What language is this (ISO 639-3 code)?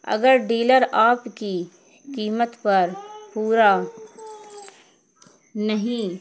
urd